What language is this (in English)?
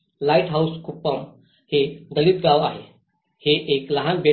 Marathi